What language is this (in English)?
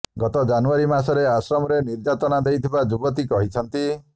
Odia